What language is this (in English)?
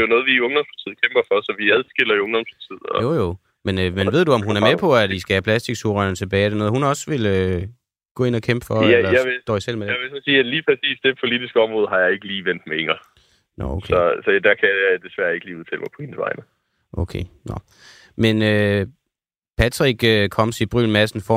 Danish